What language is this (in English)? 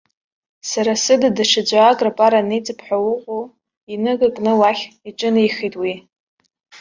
Abkhazian